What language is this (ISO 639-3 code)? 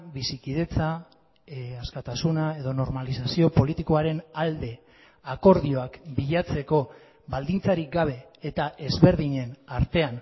eus